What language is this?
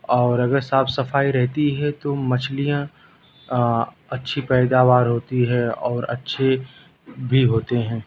Urdu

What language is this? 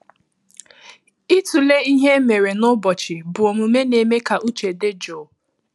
Igbo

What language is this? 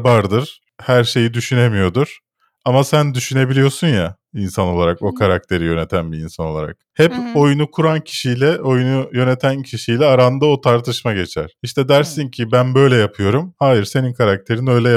Turkish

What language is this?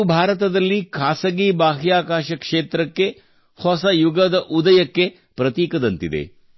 Kannada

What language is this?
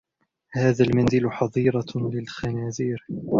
Arabic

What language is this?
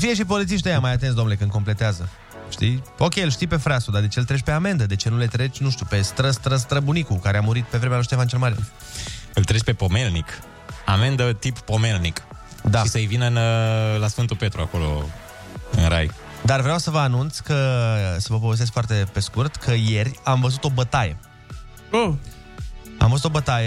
Romanian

